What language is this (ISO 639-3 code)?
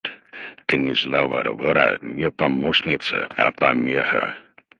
rus